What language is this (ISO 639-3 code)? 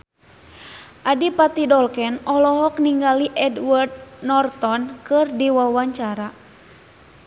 sun